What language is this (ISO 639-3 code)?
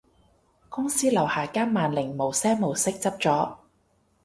yue